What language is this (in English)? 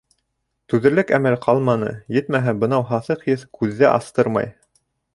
Bashkir